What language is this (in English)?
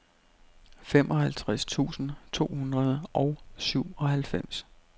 Danish